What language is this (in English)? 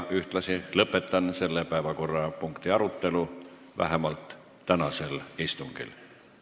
Estonian